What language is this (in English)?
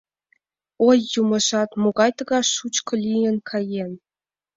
Mari